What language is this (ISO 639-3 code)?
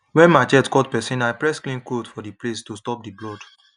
pcm